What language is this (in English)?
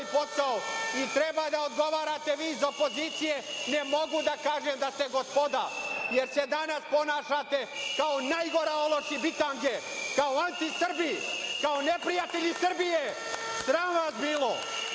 Serbian